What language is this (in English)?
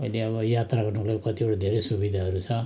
Nepali